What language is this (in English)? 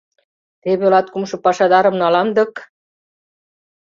Mari